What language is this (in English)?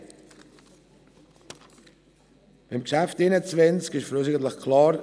Swiss German